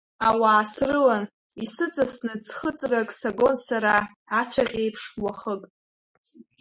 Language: Abkhazian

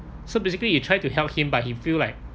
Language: English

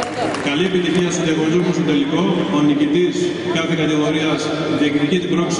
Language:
Greek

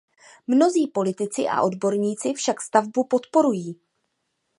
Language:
Czech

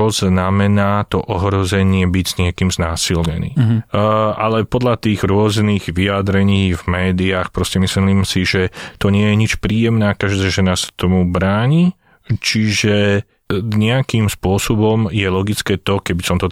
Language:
Slovak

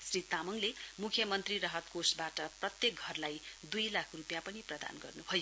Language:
Nepali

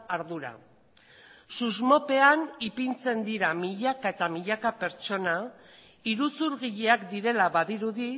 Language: Basque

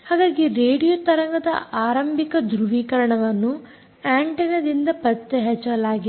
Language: Kannada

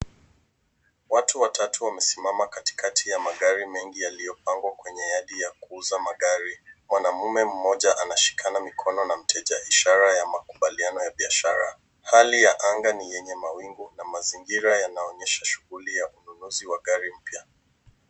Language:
Swahili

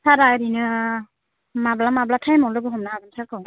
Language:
Bodo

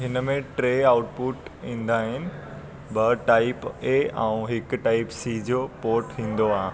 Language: Sindhi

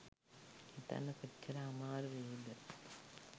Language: Sinhala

